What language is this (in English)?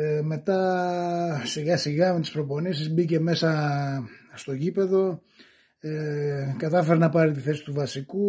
Greek